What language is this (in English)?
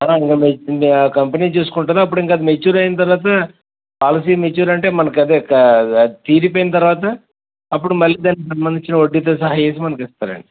Telugu